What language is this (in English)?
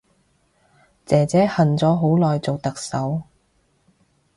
Cantonese